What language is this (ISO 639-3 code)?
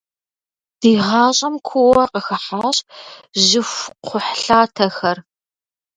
kbd